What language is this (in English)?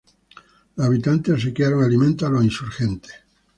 Spanish